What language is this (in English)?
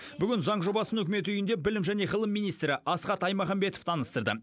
Kazakh